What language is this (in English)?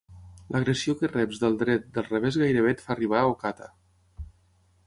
Catalan